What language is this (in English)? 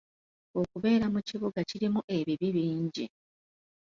Ganda